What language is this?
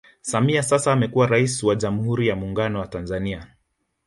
Swahili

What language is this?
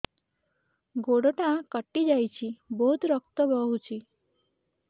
Odia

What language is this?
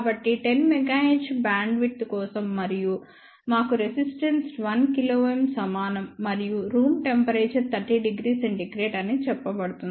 Telugu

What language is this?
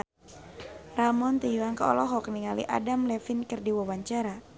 Sundanese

